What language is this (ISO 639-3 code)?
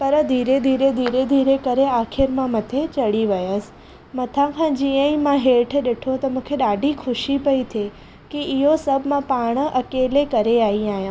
snd